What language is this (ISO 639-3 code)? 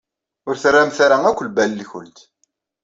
kab